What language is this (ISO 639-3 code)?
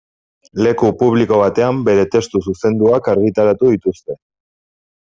eus